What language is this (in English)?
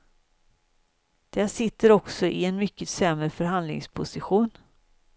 Swedish